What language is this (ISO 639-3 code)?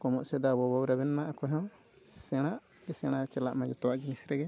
sat